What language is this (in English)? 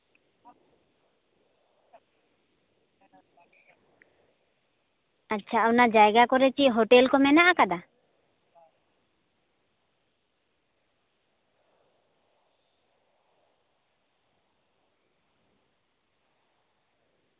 Santali